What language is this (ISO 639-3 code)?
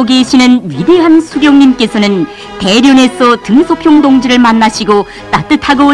kor